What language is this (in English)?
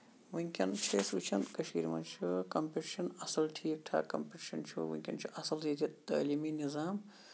Kashmiri